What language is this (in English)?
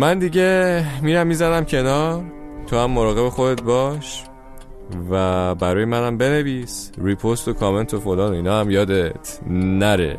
Persian